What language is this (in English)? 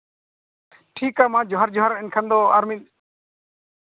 Santali